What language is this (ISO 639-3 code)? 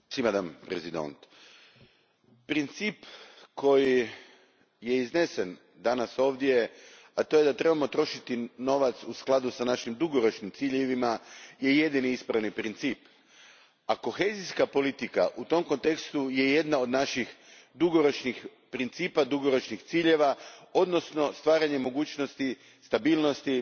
hrv